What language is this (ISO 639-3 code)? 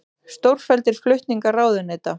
isl